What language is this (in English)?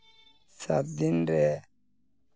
Santali